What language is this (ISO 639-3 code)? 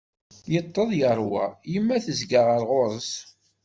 kab